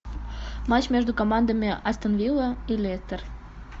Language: Russian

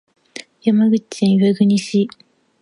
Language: Japanese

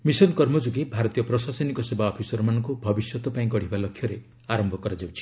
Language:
Odia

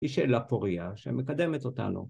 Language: Hebrew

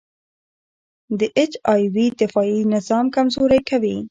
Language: Pashto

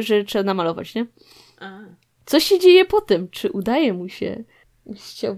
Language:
Polish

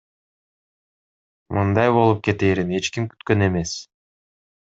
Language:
Kyrgyz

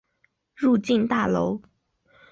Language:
Chinese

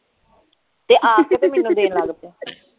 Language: Punjabi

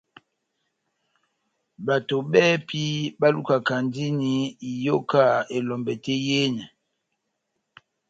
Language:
Batanga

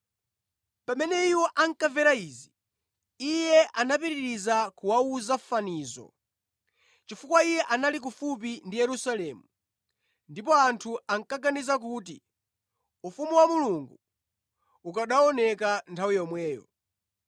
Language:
Nyanja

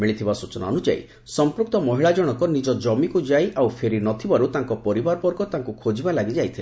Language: Odia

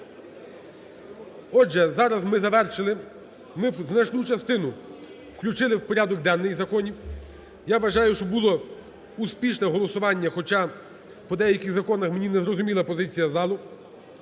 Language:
Ukrainian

